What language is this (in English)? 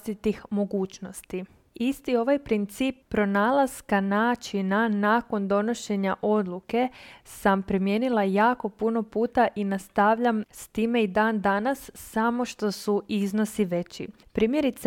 Croatian